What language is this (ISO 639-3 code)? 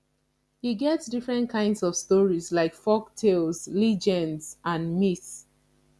pcm